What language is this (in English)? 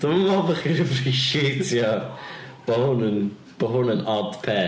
Welsh